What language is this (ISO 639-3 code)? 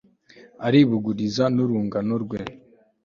kin